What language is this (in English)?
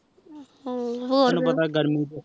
Punjabi